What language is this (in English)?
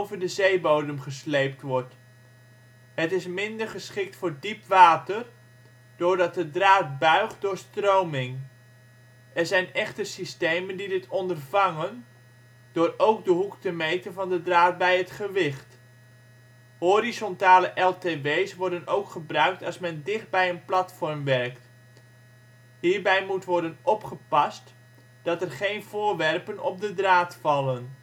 Dutch